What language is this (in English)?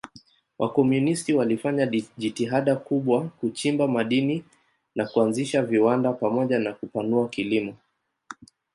Swahili